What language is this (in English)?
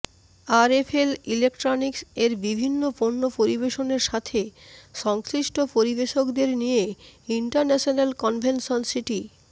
Bangla